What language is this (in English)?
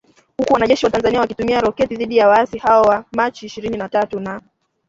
Swahili